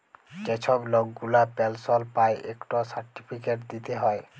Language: Bangla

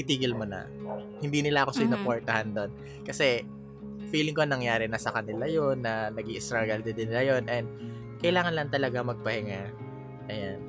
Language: Filipino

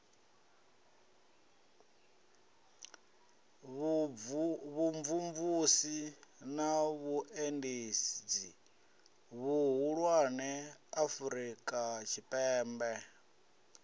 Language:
Venda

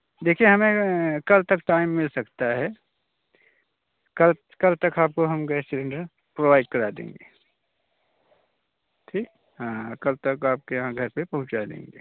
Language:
Hindi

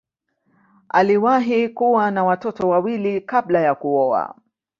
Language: Swahili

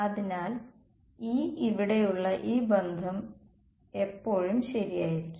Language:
Malayalam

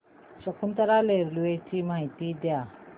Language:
Marathi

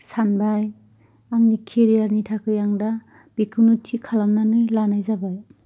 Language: Bodo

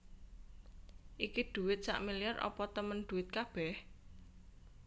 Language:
Javanese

